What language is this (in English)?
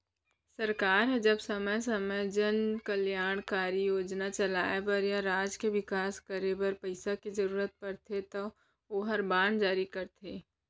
Chhattisgarhi